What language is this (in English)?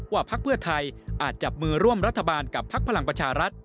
Thai